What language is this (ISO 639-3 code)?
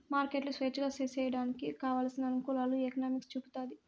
tel